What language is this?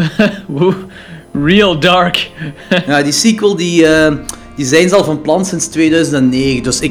Dutch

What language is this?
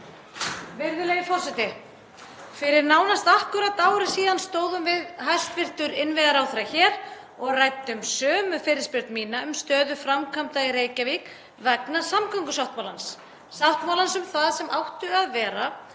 Icelandic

